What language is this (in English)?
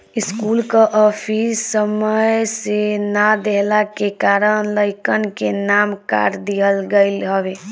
Bhojpuri